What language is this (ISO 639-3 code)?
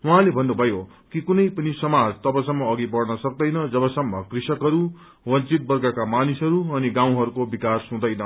nep